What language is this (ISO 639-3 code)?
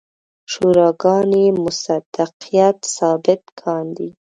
pus